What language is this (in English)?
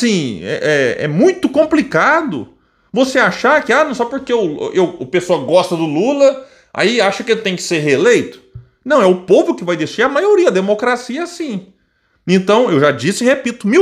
Portuguese